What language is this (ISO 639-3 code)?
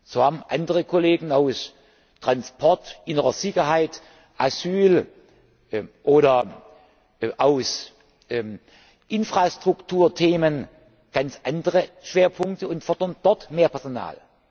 deu